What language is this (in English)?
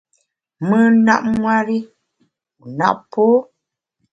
Bamun